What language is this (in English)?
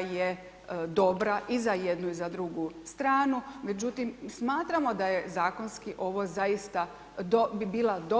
Croatian